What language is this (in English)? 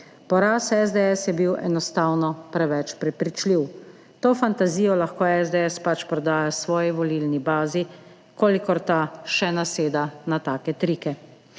Slovenian